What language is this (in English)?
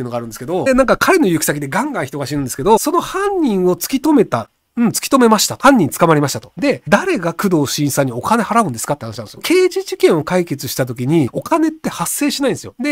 Japanese